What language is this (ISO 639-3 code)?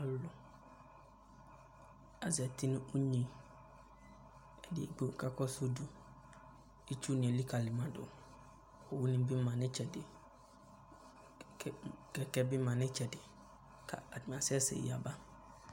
kpo